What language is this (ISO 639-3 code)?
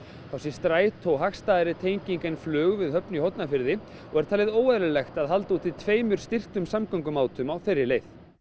isl